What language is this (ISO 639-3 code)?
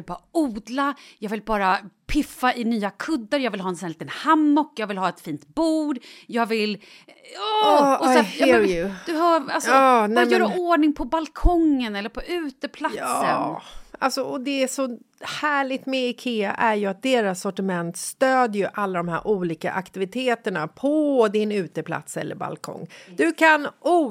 swe